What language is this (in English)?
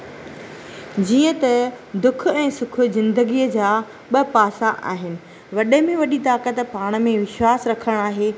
Sindhi